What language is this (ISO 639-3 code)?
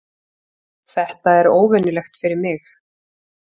isl